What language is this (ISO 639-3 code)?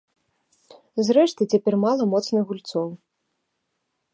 bel